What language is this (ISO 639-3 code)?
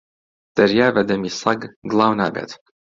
ckb